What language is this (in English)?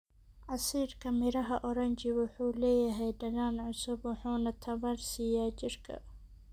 Somali